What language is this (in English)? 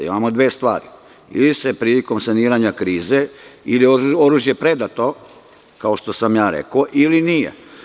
Serbian